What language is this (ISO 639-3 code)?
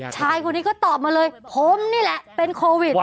tha